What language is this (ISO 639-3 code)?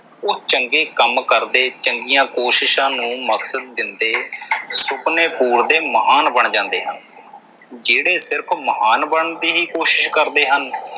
pan